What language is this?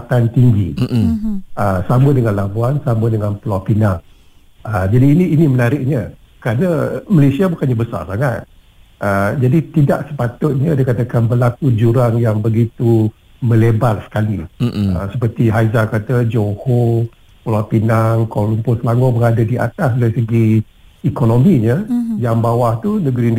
Malay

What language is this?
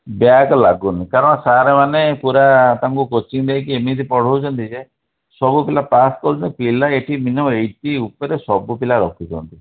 Odia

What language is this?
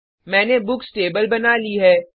Hindi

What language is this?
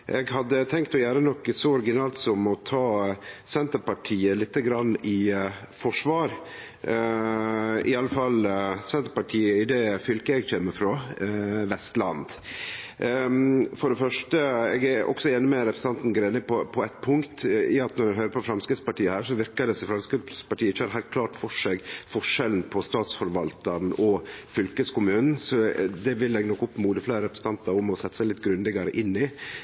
Norwegian Nynorsk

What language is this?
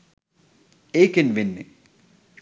Sinhala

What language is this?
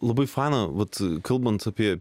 Lithuanian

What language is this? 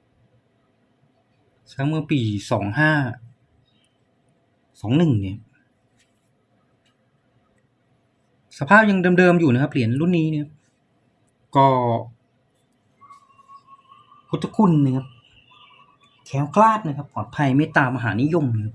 Thai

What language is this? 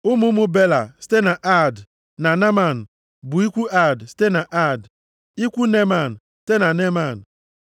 Igbo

